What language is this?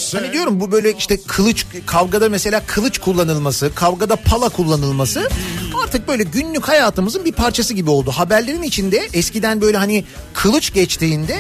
Turkish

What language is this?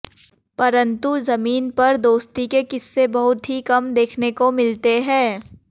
Hindi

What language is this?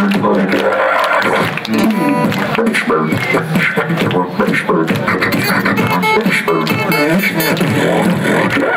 Russian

